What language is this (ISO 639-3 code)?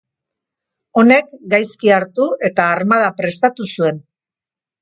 eus